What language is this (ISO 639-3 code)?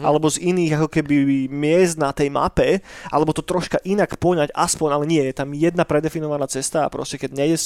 slk